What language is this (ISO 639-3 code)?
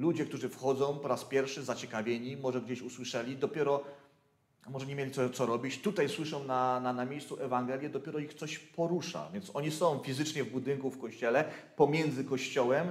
pol